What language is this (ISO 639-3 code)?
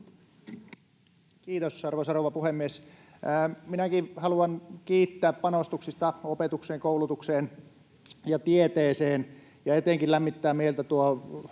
fin